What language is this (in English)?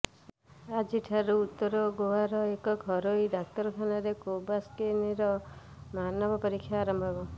Odia